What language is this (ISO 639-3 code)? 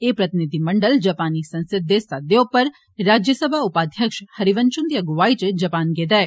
doi